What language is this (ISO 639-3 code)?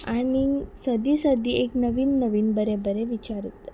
kok